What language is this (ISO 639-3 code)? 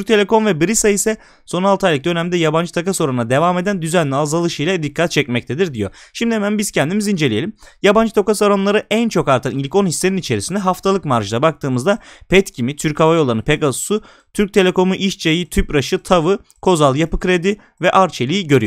tur